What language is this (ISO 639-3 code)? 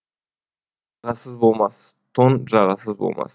kaz